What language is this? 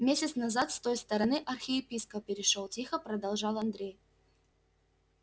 Russian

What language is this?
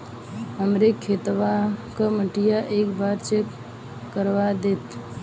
Bhojpuri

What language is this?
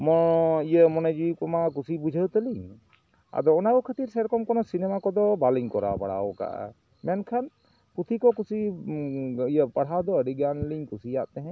Santali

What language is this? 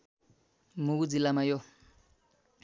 Nepali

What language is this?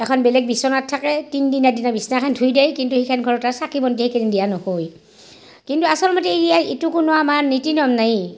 Assamese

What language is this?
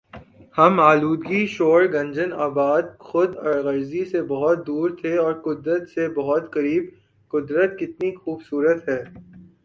Urdu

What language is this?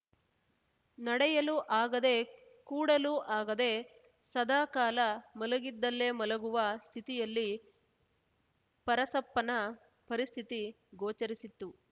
Kannada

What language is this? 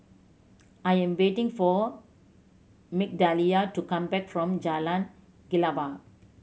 English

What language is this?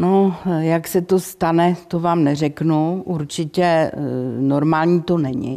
Czech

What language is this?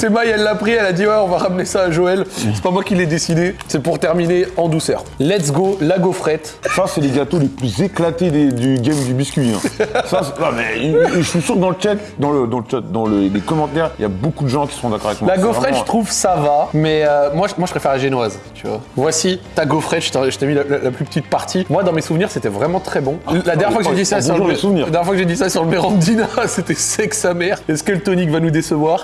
French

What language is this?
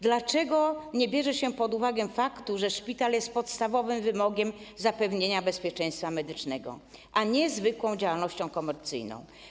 Polish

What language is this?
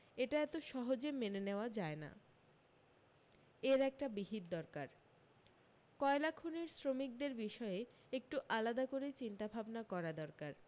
Bangla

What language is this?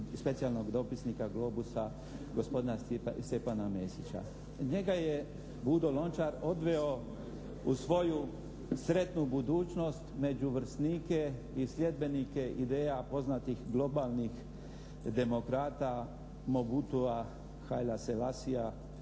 Croatian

